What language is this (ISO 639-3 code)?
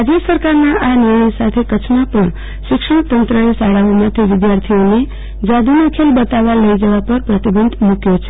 guj